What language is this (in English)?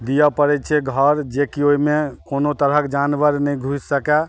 Maithili